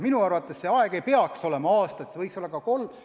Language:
Estonian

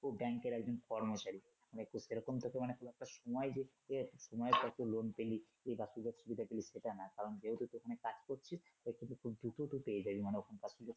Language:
Bangla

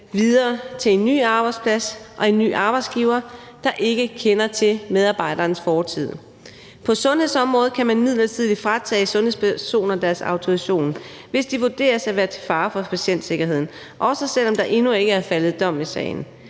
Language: Danish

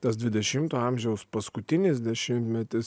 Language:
Lithuanian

